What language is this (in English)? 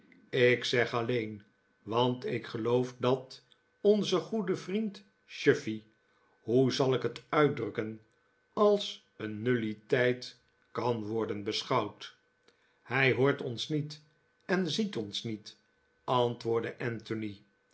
Dutch